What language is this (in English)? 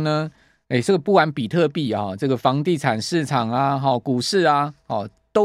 Chinese